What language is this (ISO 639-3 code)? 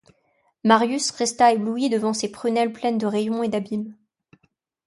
fra